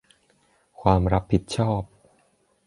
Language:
Thai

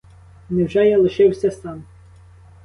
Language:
Ukrainian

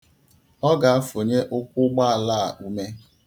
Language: Igbo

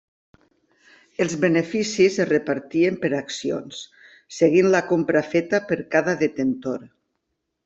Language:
Catalan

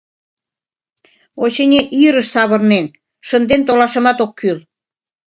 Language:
Mari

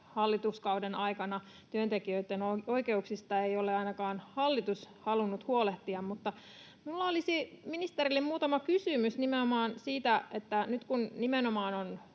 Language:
Finnish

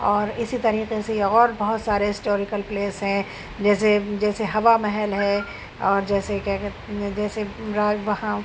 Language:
Urdu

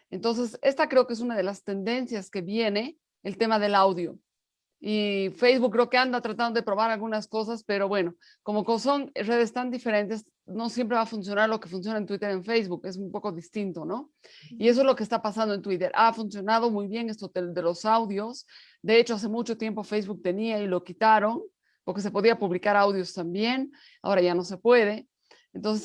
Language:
Spanish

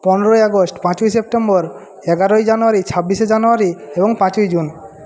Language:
Bangla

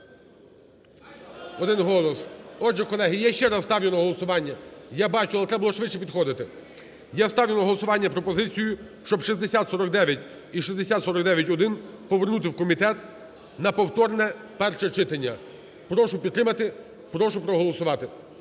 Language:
Ukrainian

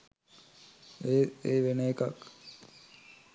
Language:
Sinhala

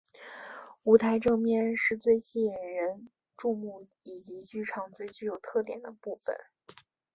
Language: Chinese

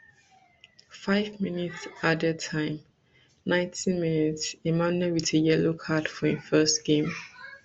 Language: Nigerian Pidgin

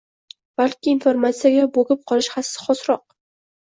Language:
Uzbek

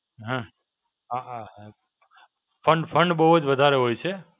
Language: Gujarati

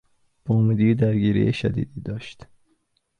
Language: Persian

